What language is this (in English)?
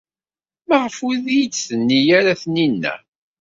Kabyle